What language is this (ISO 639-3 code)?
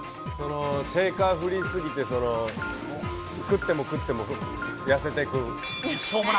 jpn